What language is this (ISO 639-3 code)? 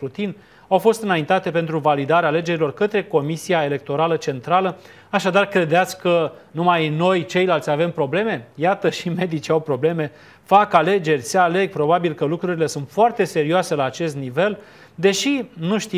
ron